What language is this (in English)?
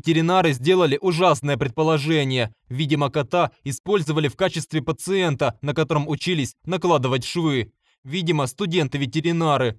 Russian